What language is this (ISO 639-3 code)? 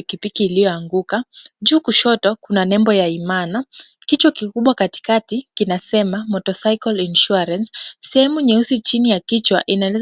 swa